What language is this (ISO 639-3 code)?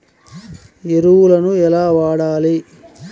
tel